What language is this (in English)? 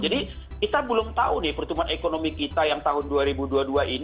Indonesian